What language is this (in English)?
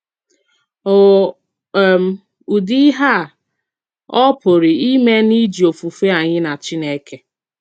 Igbo